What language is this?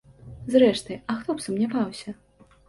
Belarusian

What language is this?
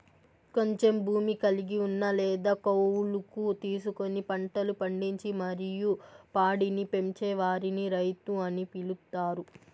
Telugu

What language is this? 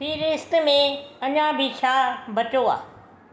Sindhi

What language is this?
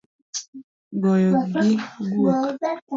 Luo (Kenya and Tanzania)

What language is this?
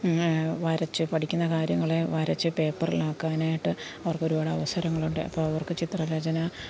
Malayalam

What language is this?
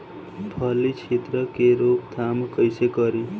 Bhojpuri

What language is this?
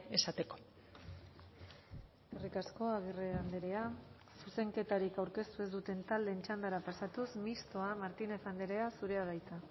Basque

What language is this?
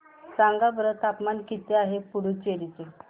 Marathi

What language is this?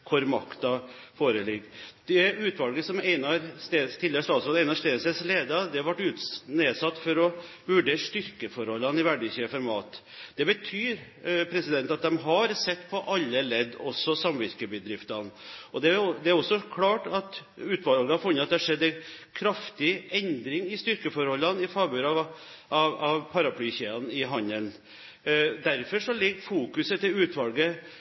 Norwegian Bokmål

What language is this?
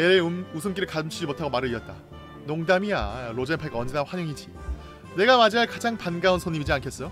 Korean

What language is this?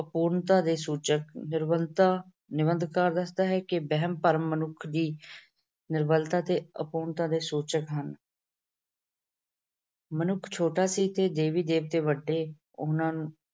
Punjabi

